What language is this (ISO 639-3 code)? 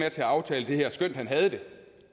dan